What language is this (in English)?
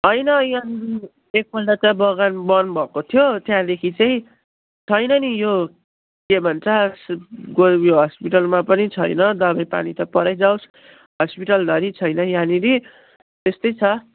Nepali